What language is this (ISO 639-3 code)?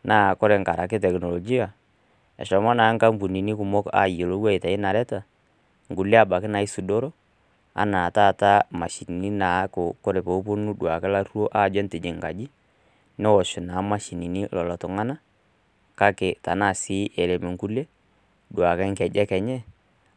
mas